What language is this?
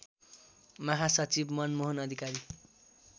Nepali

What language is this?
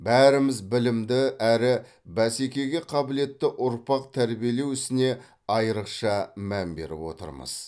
Kazakh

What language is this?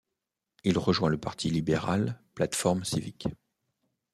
French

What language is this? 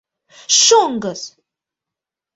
Mari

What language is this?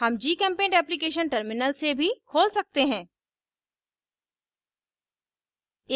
Hindi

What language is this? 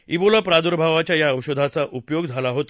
Marathi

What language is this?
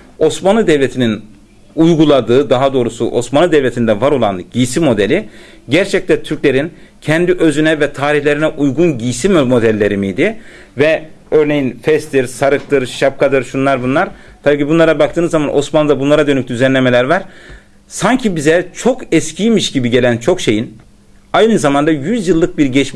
Turkish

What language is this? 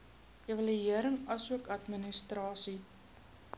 Afrikaans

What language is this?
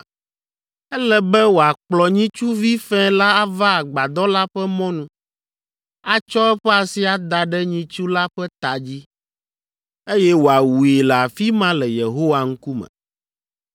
Ewe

